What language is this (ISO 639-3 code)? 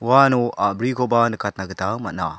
grt